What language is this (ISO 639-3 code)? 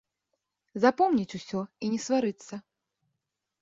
bel